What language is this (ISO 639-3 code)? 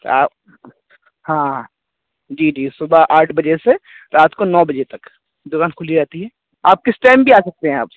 urd